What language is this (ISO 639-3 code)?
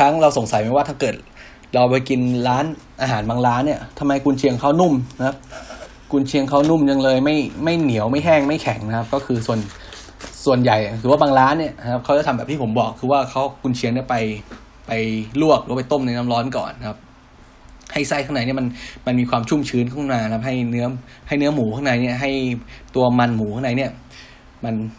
tha